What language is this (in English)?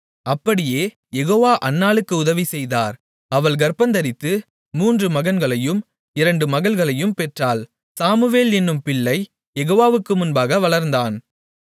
Tamil